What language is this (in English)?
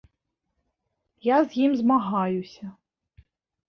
Belarusian